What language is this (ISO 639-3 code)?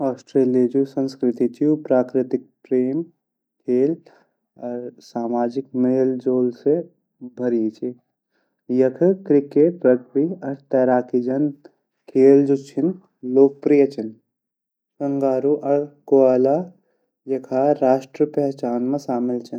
gbm